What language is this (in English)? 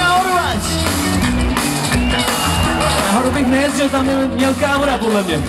Czech